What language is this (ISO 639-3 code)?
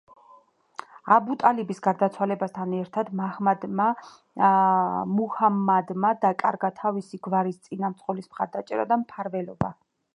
kat